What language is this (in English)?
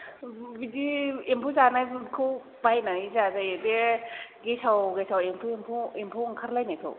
Bodo